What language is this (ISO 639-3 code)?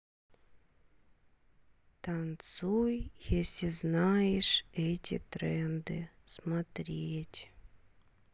rus